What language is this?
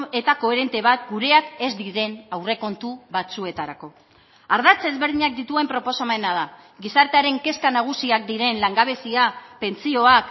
Basque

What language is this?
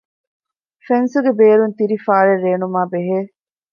Divehi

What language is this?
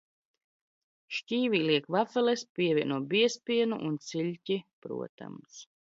Latvian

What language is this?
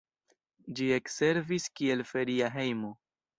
Esperanto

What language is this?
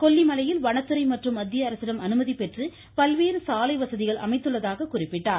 Tamil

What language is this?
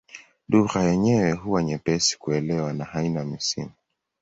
Swahili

